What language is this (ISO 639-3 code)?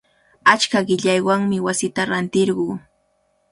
qvl